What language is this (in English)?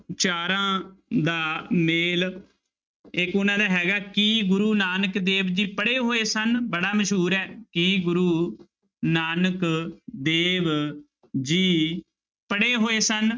Punjabi